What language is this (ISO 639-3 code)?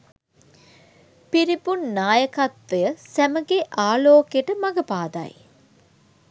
sin